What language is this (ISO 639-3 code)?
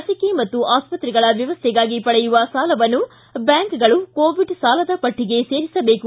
kan